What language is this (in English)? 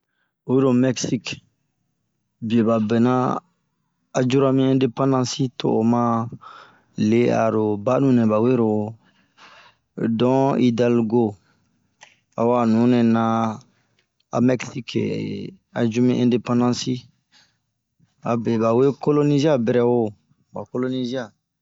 Bomu